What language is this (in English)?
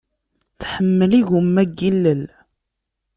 Kabyle